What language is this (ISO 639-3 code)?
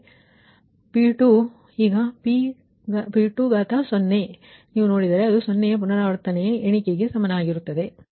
kan